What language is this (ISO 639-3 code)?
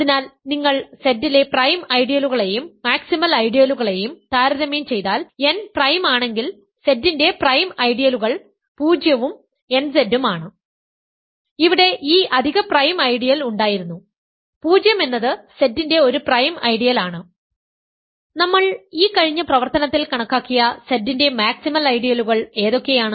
mal